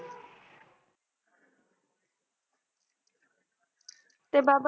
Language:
Punjabi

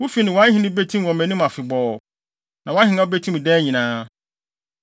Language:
Akan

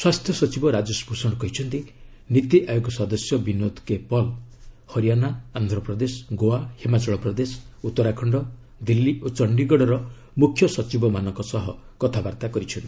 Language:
Odia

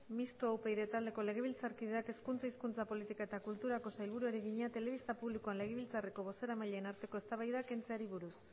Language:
Basque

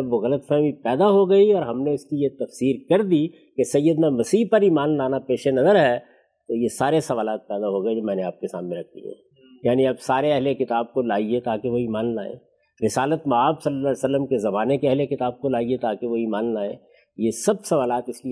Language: Urdu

